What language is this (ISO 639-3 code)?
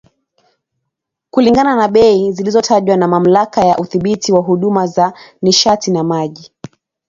swa